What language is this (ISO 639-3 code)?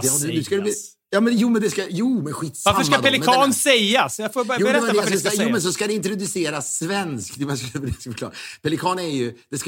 swe